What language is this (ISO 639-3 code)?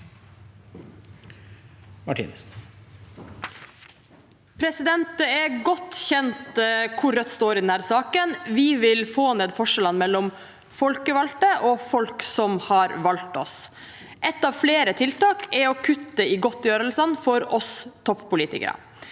nor